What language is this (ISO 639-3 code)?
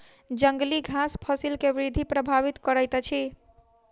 mai